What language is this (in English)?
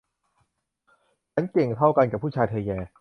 Thai